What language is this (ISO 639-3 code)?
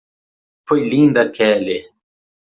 por